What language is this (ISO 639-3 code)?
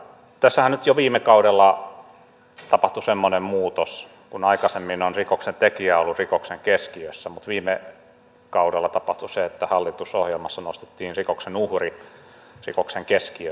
fin